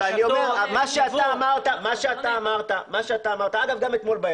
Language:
Hebrew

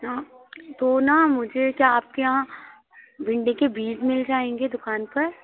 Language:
Hindi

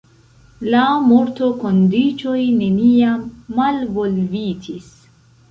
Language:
Esperanto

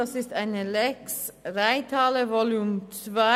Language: Swiss German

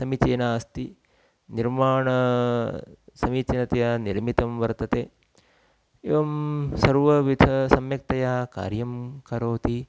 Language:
Sanskrit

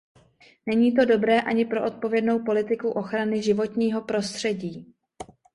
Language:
Czech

